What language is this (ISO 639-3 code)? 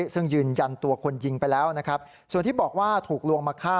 tha